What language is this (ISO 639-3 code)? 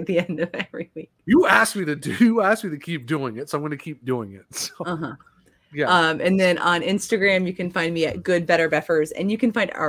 eng